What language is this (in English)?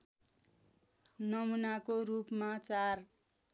Nepali